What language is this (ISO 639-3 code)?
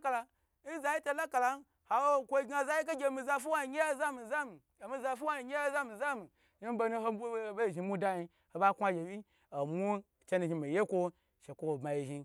gbr